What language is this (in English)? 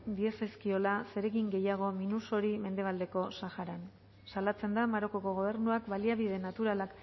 Basque